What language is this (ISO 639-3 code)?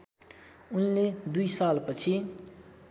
nep